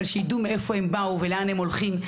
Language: Hebrew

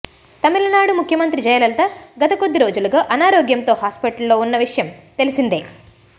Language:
Telugu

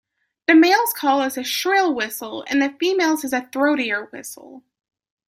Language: English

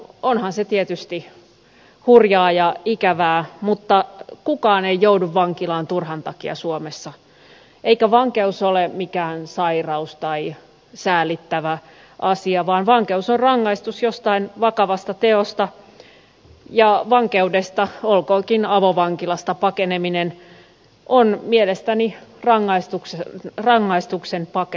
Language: Finnish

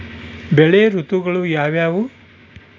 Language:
Kannada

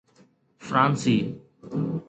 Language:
Sindhi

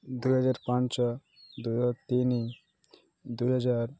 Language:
Odia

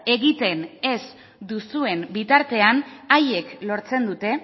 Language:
Basque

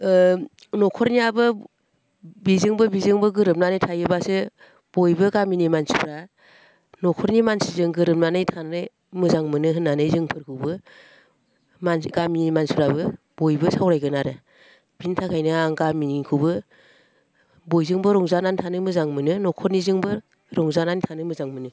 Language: Bodo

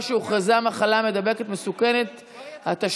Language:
Hebrew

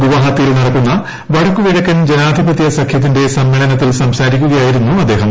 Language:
Malayalam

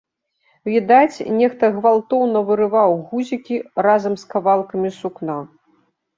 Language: Belarusian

